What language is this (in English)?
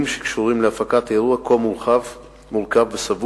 Hebrew